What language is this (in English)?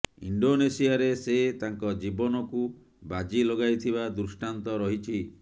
Odia